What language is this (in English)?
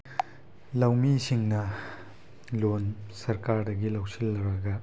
Manipuri